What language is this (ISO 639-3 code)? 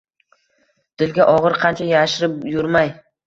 uzb